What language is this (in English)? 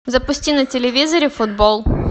Russian